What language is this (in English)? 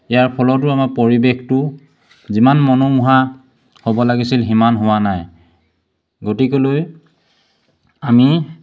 Assamese